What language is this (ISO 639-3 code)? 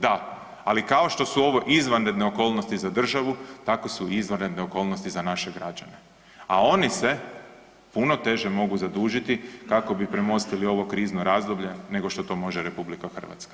hrv